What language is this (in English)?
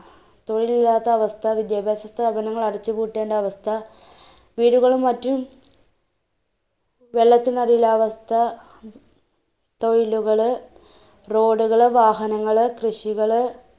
Malayalam